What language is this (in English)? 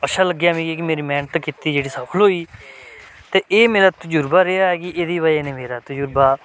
Dogri